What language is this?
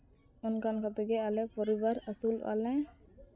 Santali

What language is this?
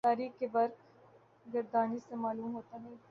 Urdu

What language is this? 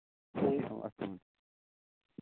Kashmiri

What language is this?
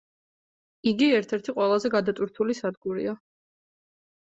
Georgian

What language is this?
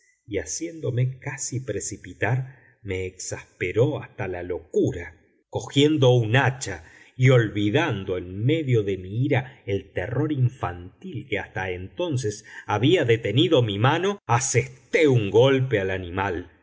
Spanish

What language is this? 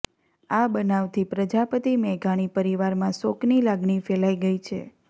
Gujarati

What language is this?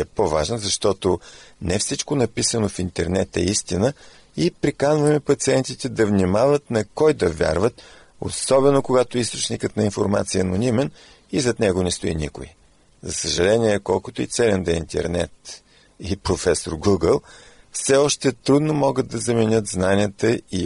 Bulgarian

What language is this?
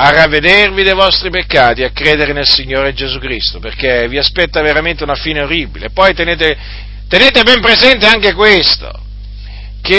Italian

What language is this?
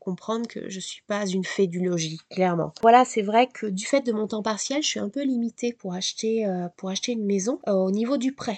French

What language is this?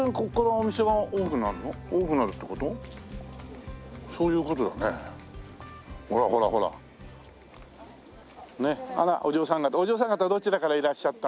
Japanese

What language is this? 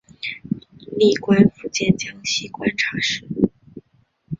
Chinese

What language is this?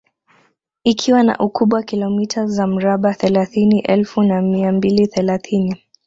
Swahili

